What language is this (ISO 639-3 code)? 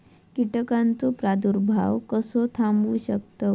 mar